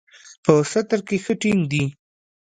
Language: Pashto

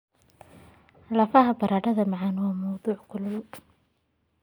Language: Somali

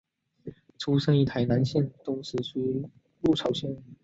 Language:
Chinese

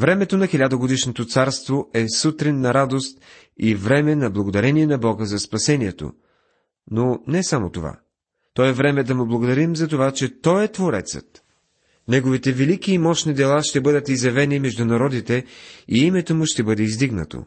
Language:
Bulgarian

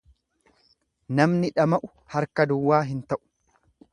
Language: Oromo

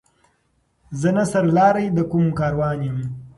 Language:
Pashto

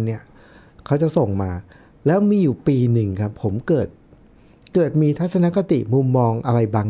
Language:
Thai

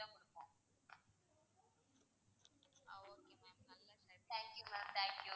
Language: Tamil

